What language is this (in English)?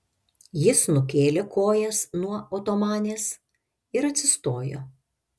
Lithuanian